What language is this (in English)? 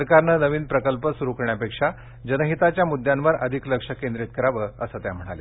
Marathi